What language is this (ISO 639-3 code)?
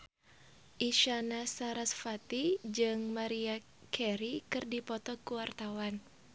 sun